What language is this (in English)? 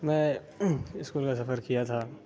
Urdu